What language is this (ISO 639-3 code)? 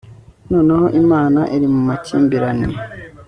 kin